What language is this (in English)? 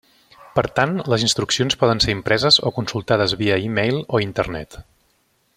Catalan